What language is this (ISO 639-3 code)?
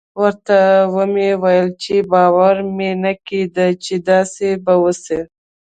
pus